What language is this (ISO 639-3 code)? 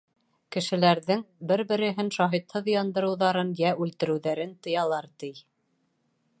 bak